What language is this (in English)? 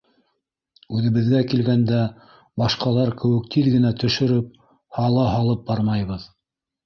Bashkir